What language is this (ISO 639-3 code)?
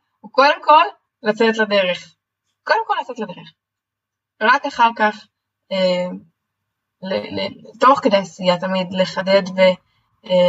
heb